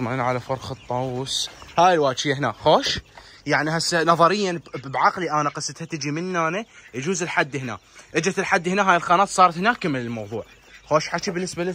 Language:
Arabic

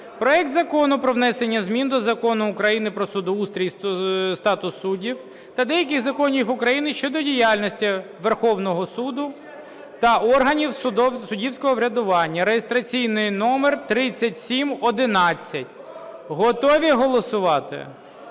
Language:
Ukrainian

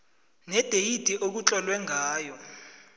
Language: South Ndebele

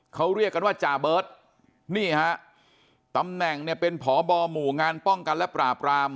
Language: Thai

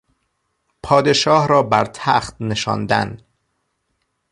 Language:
Persian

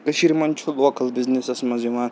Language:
Kashmiri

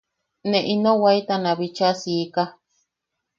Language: Yaqui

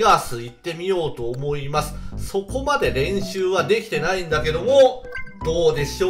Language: Japanese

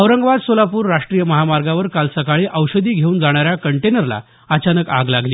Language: Marathi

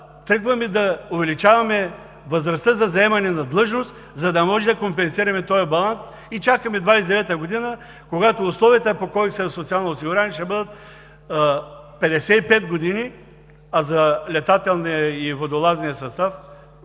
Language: Bulgarian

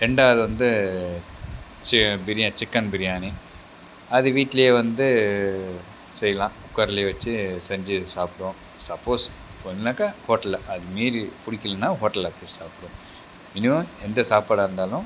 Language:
Tamil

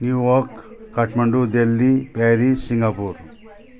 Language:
Nepali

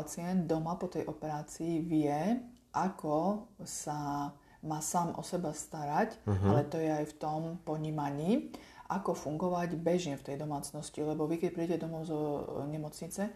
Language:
Slovak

